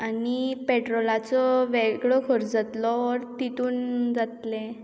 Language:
Konkani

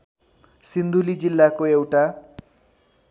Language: Nepali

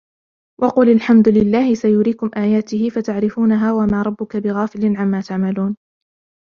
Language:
Arabic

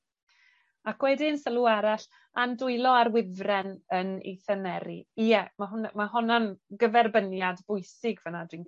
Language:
Welsh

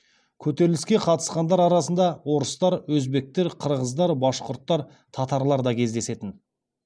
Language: Kazakh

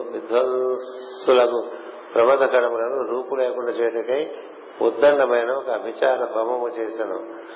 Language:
Telugu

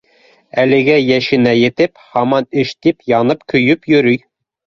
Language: Bashkir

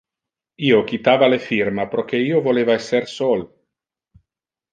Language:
Interlingua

